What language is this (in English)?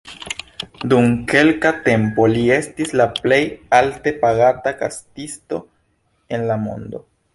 Esperanto